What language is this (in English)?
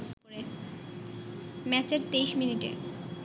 Bangla